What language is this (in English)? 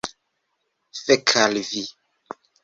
Esperanto